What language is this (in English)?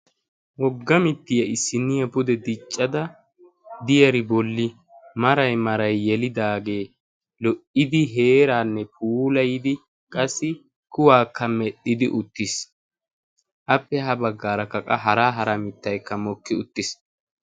Wolaytta